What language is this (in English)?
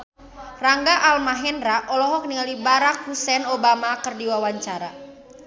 Sundanese